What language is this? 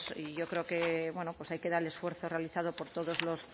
Spanish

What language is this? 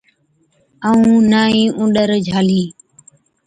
Od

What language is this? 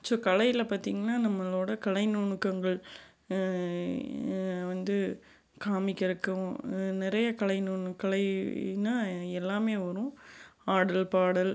Tamil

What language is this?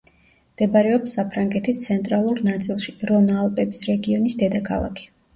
Georgian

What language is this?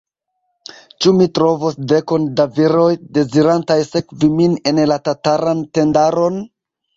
Esperanto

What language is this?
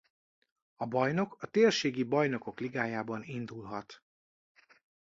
Hungarian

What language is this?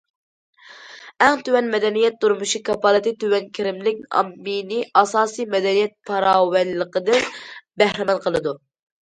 Uyghur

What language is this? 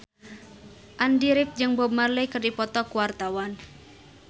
Sundanese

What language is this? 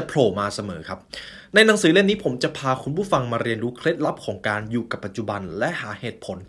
Thai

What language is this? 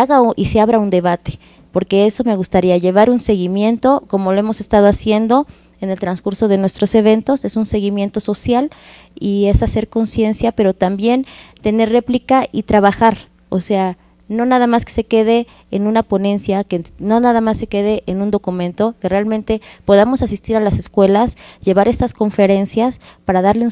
Spanish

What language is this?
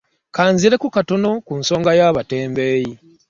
Ganda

